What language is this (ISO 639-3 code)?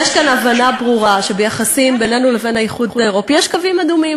heb